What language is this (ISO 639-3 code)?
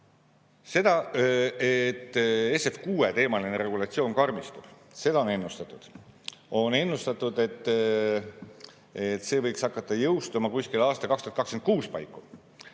est